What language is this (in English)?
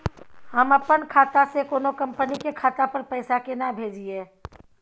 Maithili